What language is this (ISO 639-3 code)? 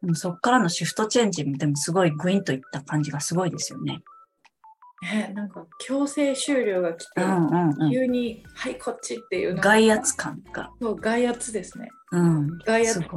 jpn